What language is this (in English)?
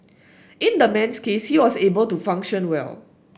English